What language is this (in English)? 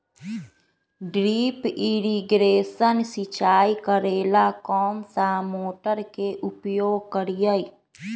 Magahi